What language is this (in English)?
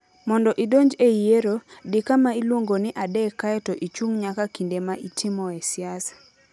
Luo (Kenya and Tanzania)